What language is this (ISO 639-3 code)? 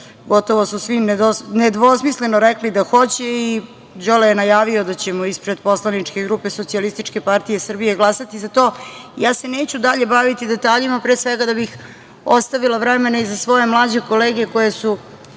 srp